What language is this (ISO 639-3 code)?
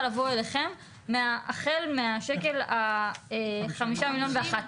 heb